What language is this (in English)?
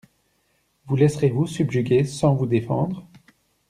French